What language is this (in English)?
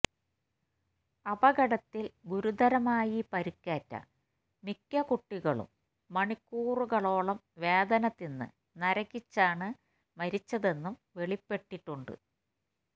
Malayalam